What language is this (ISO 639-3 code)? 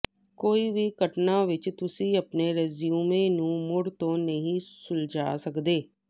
pan